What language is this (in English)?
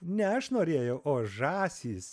Lithuanian